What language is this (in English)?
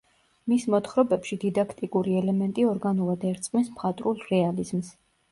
Georgian